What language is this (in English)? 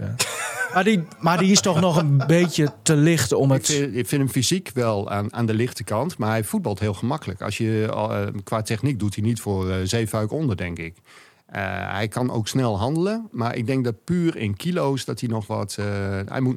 Dutch